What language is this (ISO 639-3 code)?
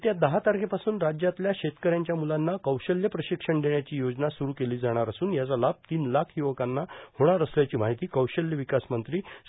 mar